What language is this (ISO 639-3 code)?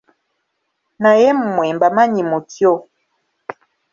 lug